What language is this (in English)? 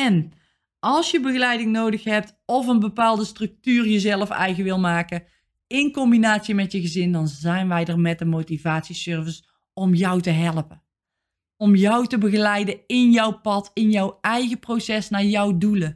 Dutch